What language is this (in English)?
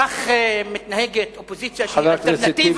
Hebrew